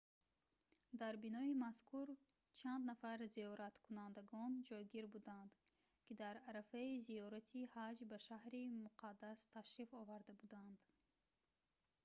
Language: Tajik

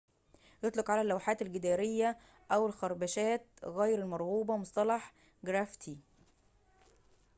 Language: Arabic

